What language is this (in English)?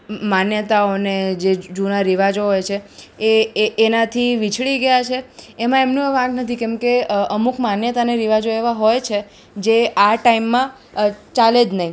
Gujarati